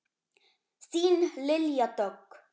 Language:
Icelandic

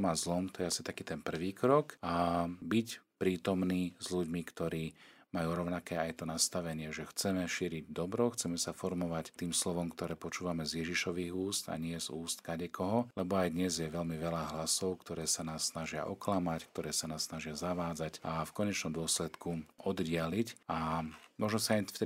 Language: Slovak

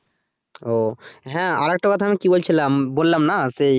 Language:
Bangla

